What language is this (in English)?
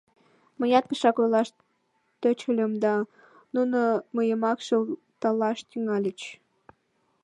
Mari